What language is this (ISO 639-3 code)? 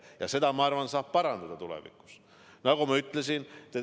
est